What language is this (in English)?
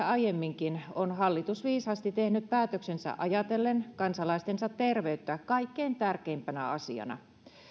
Finnish